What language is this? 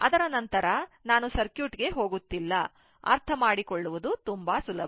Kannada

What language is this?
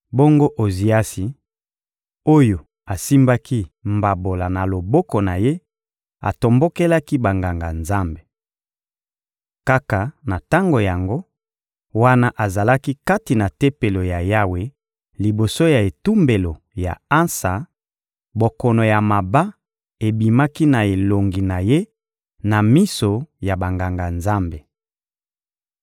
Lingala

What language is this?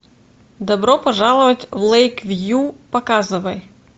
Russian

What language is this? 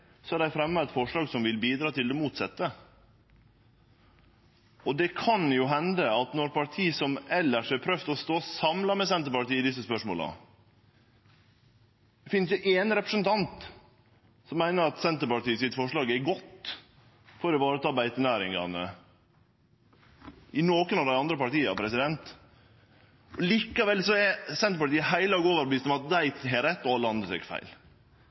Norwegian Nynorsk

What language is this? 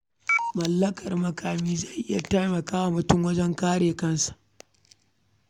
Hausa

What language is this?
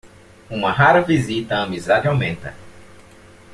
Portuguese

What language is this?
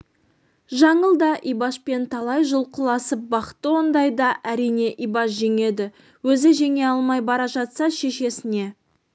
Kazakh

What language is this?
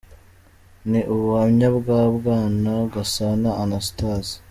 Kinyarwanda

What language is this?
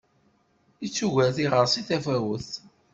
Kabyle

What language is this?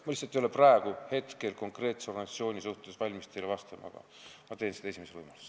Estonian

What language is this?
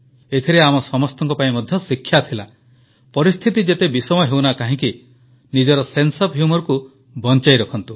Odia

